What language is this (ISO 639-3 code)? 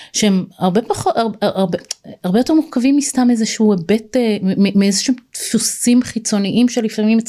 heb